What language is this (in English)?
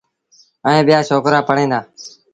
Sindhi Bhil